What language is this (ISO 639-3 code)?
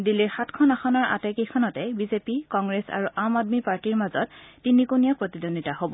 asm